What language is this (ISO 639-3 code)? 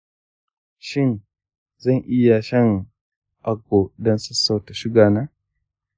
hau